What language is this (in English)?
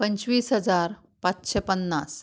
Konkani